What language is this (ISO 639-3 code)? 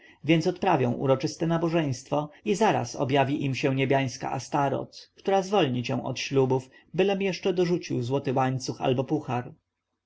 pol